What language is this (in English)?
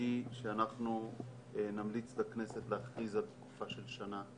Hebrew